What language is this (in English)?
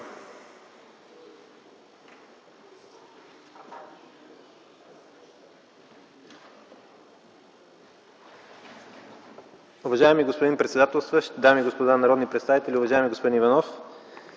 Bulgarian